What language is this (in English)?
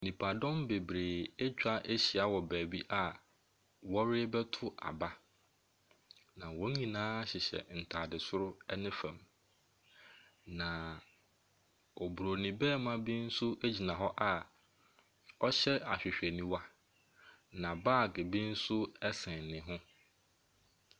Akan